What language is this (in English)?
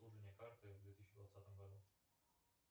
Russian